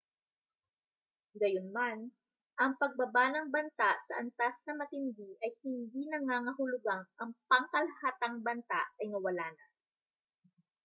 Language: Filipino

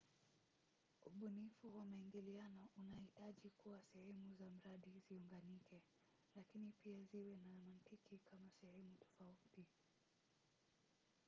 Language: Swahili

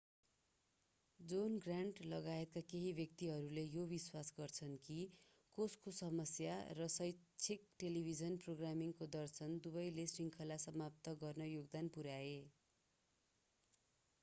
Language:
Nepali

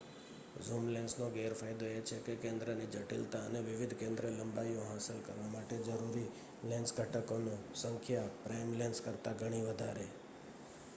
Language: Gujarati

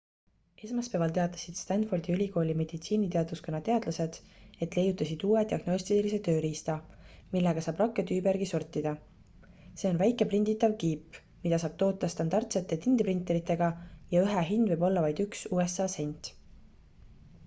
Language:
Estonian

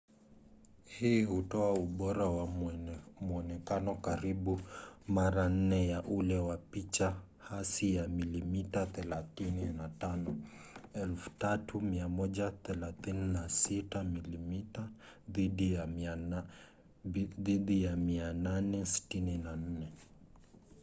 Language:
Swahili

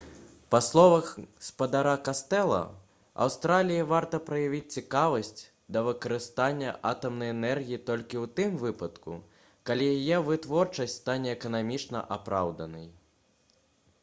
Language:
Belarusian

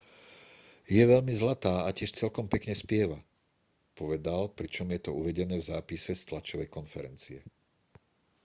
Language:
Slovak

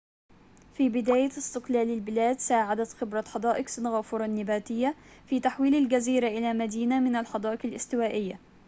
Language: Arabic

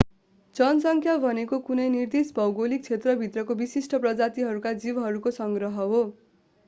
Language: Nepali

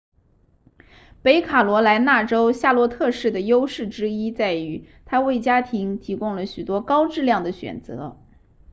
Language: Chinese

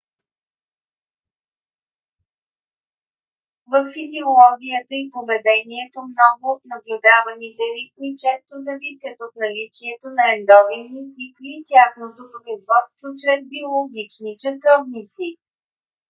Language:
Bulgarian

